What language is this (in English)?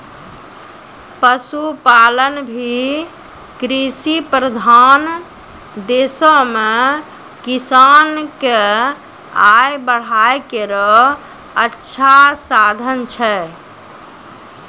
Maithili